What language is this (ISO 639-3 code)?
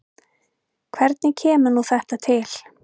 isl